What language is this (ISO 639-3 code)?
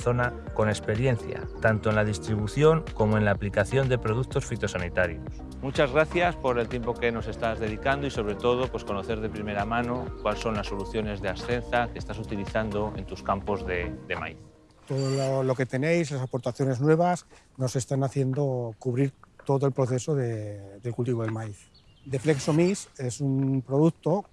spa